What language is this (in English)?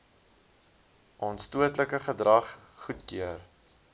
Afrikaans